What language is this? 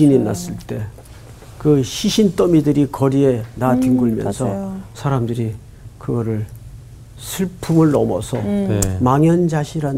Korean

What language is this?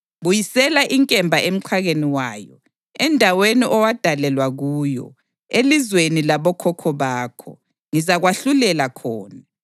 North Ndebele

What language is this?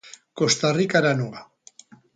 Basque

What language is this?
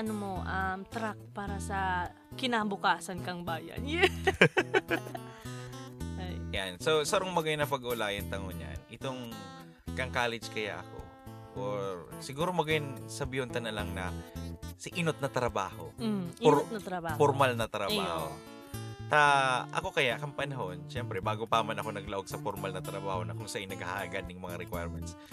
Filipino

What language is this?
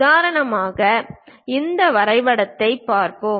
Tamil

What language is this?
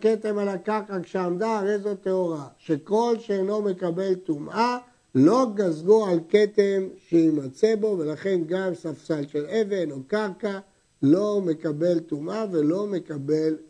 Hebrew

